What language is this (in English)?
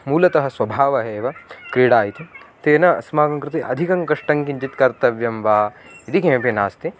Sanskrit